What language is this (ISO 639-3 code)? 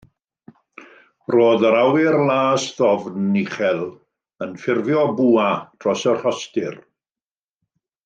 cym